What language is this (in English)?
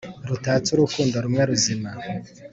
Kinyarwanda